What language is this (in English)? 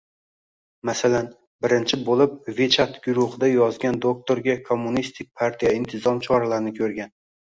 Uzbek